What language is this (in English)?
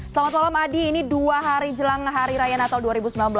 Indonesian